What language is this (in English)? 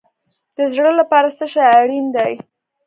Pashto